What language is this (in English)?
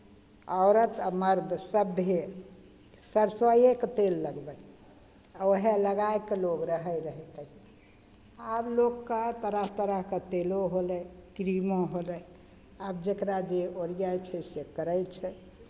Maithili